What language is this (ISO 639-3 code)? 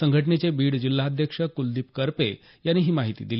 mar